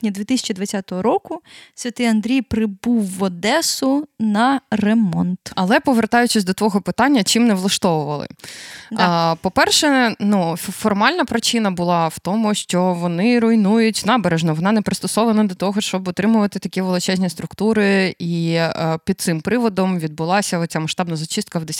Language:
Ukrainian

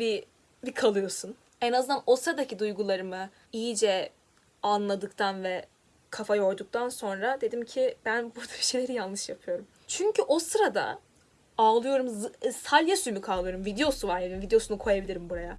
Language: Turkish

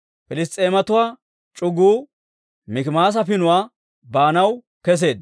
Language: Dawro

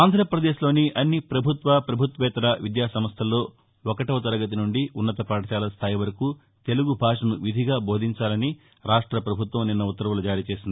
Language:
Telugu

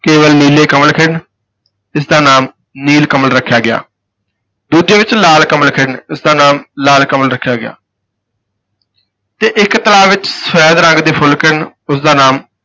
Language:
Punjabi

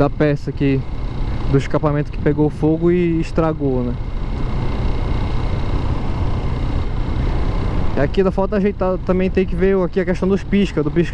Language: Portuguese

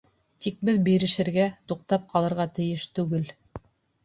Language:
Bashkir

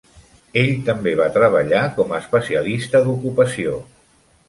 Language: Catalan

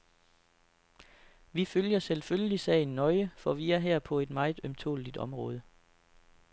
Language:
Danish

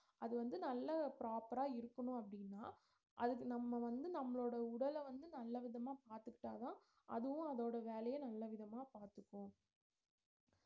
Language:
Tamil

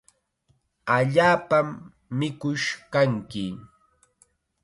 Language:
Chiquián Ancash Quechua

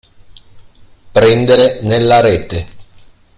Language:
Italian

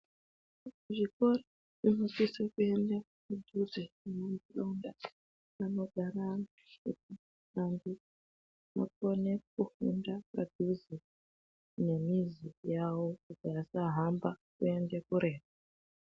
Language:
Ndau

